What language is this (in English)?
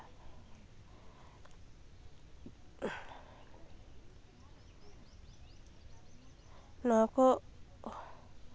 Santali